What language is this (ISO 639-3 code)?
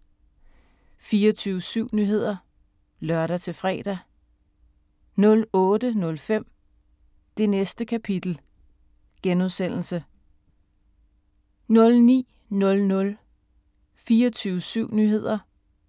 dan